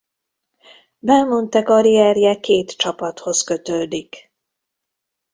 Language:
Hungarian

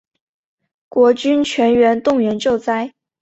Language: Chinese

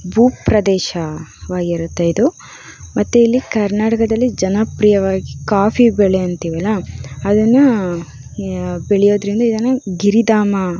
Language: Kannada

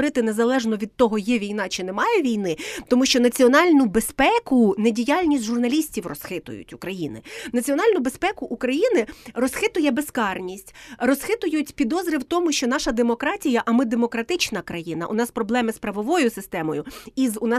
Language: Ukrainian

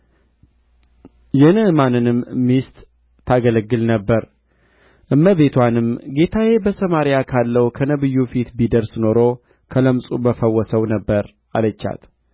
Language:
Amharic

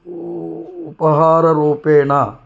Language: Sanskrit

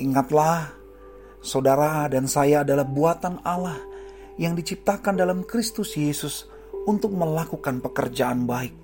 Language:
Indonesian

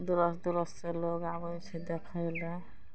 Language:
Maithili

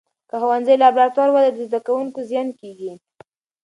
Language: Pashto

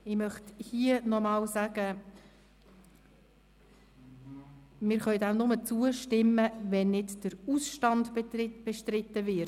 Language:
Swiss German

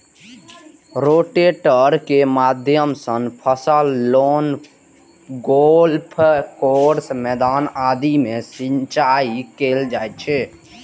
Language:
Maithili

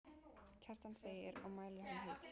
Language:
Icelandic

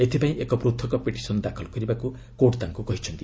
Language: Odia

